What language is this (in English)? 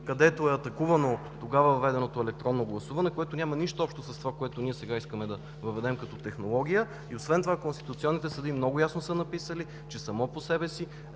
Bulgarian